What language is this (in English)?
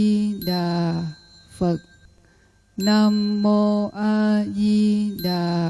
Vietnamese